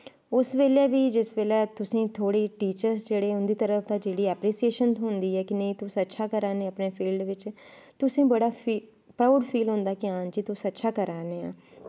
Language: Dogri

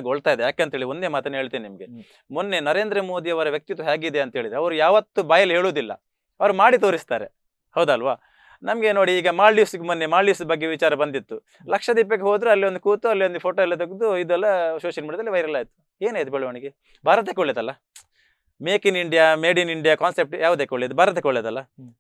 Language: Kannada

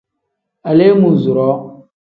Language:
Tem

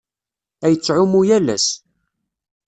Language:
Kabyle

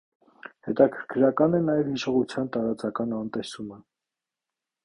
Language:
Armenian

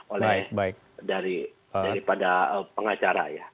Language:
Indonesian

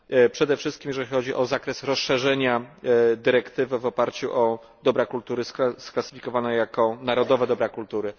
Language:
Polish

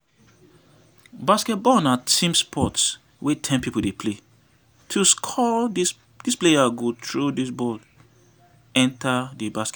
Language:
Nigerian Pidgin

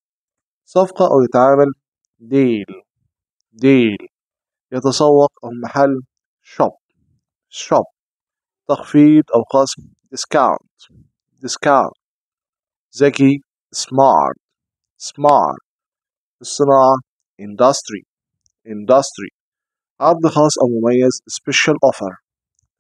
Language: Arabic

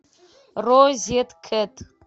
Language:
Russian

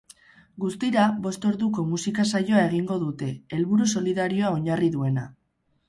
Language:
Basque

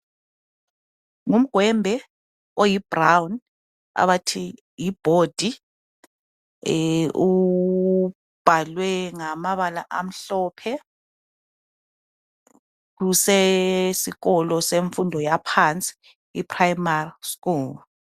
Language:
North Ndebele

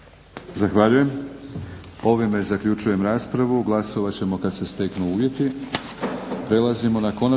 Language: Croatian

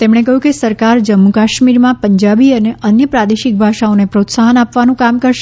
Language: Gujarati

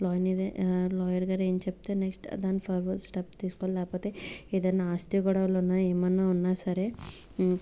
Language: Telugu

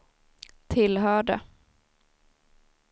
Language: Swedish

